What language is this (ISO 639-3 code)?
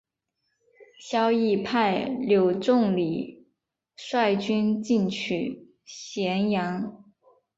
zho